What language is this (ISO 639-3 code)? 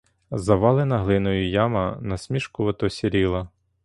ukr